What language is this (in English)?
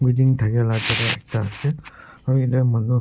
Naga Pidgin